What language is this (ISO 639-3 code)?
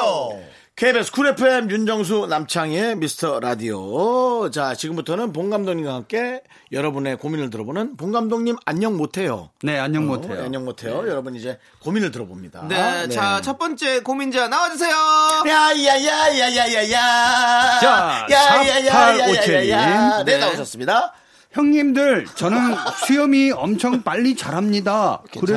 kor